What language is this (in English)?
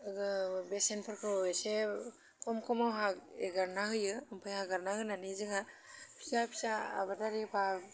Bodo